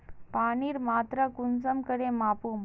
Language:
Magahi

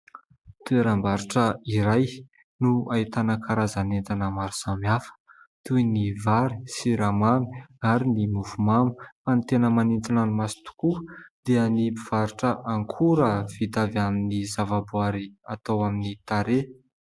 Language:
Malagasy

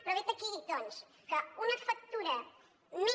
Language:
Catalan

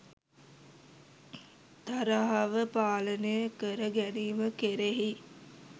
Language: Sinhala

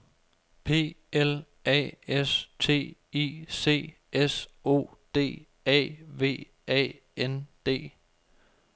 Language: Danish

